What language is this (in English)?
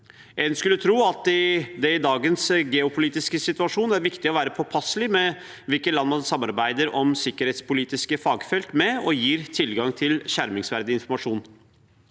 Norwegian